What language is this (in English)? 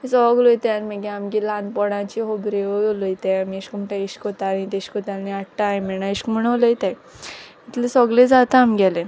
Konkani